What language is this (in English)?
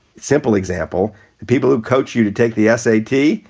English